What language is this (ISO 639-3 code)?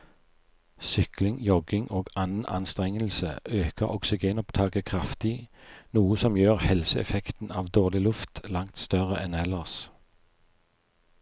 nor